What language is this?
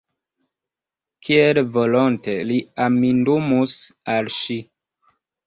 Esperanto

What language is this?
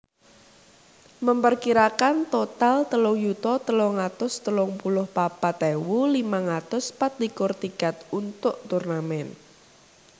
Javanese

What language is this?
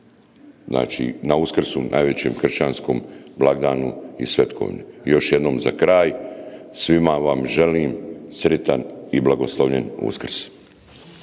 Croatian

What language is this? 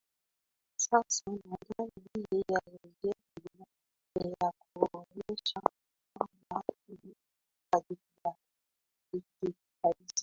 Swahili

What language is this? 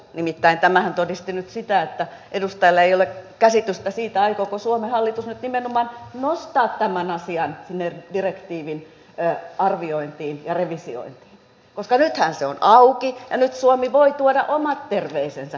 Finnish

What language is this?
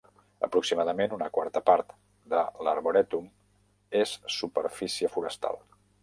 Catalan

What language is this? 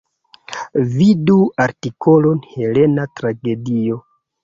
Esperanto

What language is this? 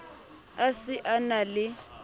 Southern Sotho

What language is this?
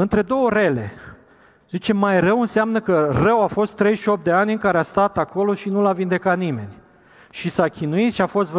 Romanian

